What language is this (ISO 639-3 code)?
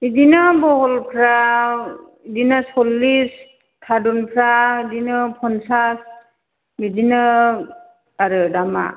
brx